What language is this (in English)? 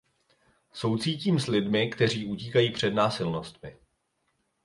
Czech